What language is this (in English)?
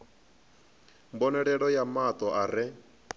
Venda